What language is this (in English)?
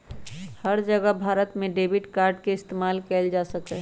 Magahi